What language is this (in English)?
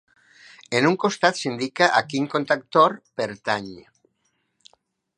Catalan